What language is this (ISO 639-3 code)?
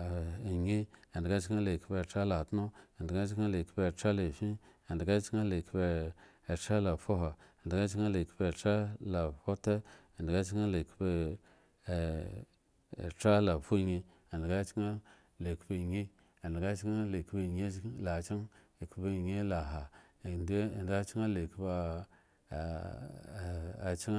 ego